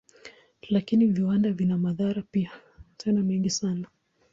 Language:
Swahili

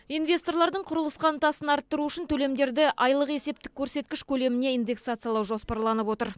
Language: Kazakh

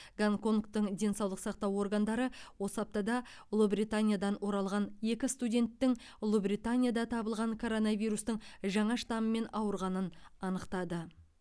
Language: Kazakh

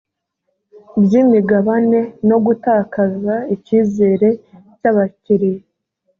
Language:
Kinyarwanda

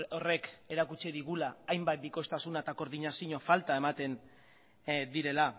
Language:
Basque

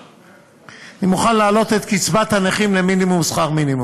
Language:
Hebrew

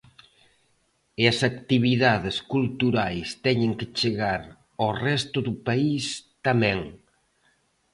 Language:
Galician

